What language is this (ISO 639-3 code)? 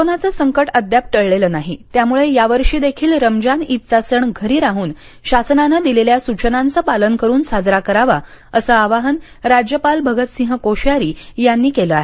mar